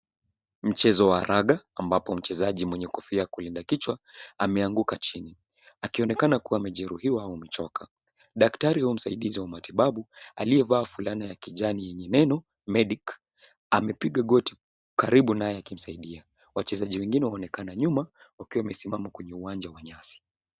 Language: Swahili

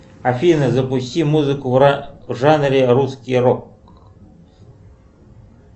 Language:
Russian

